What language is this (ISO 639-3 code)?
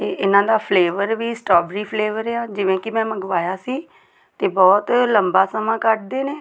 pan